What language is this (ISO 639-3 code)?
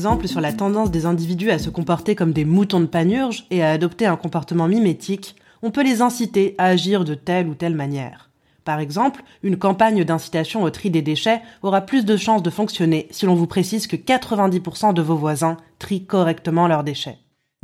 fra